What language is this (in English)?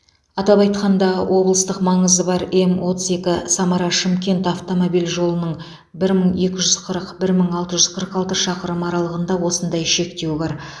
Kazakh